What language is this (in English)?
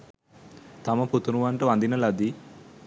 Sinhala